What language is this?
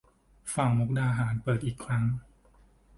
Thai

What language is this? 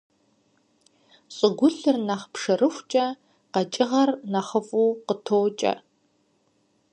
Kabardian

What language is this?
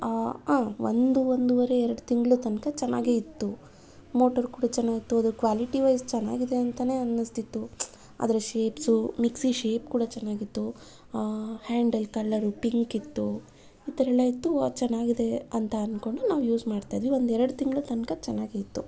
Kannada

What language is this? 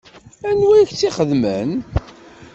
Kabyle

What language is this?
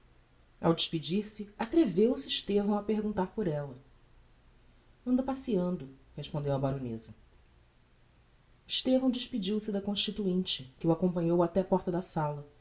Portuguese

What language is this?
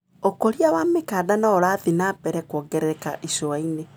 Kikuyu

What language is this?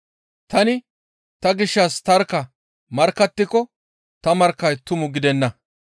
Gamo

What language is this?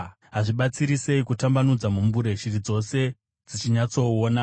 Shona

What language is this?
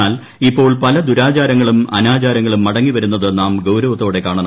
Malayalam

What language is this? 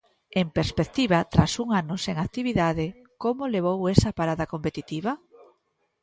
Galician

